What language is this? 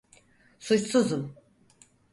Turkish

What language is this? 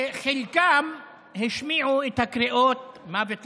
Hebrew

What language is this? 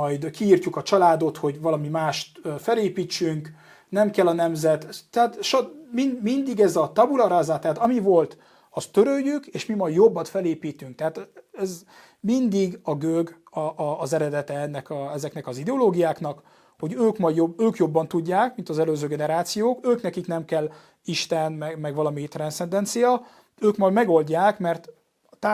Hungarian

